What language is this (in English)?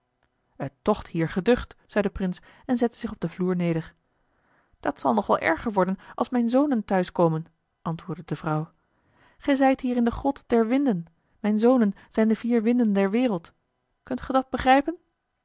Dutch